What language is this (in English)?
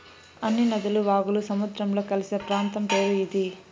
Telugu